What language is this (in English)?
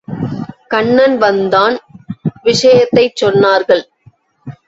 Tamil